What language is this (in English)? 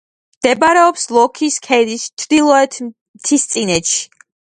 Georgian